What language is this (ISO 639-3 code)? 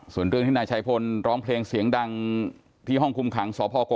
tha